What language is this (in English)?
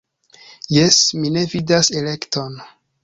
Esperanto